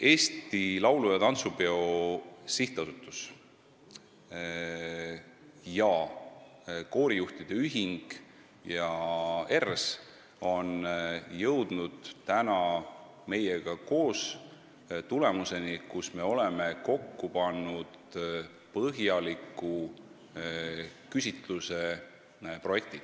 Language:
Estonian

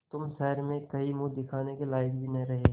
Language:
Hindi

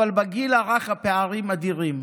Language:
Hebrew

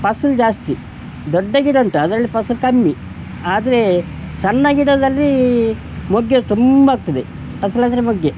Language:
Kannada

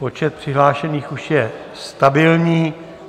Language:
Czech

